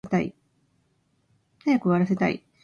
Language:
Japanese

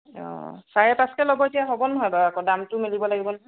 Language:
Assamese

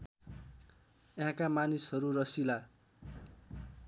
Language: Nepali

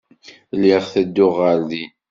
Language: Kabyle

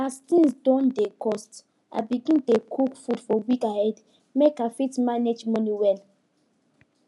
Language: Nigerian Pidgin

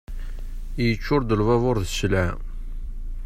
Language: Kabyle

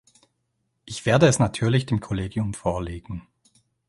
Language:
German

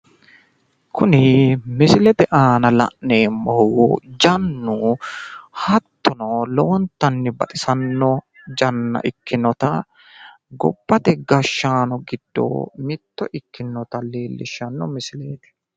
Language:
Sidamo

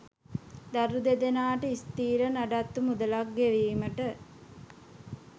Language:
Sinhala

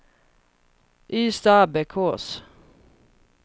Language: Swedish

